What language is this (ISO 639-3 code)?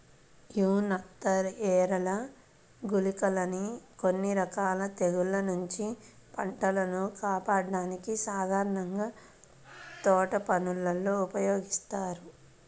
tel